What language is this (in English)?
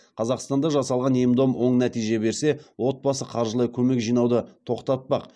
Kazakh